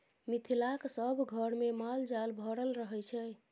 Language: Maithili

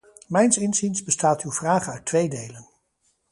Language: Dutch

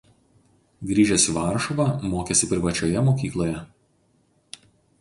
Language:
Lithuanian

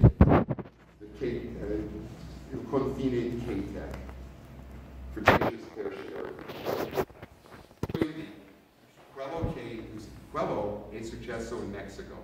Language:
Italian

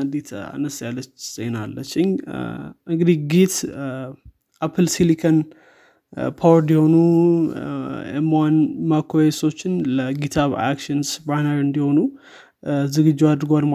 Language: Amharic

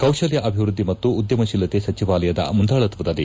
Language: Kannada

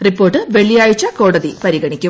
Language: Malayalam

